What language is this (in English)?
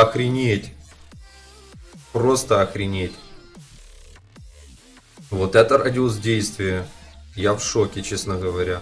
Russian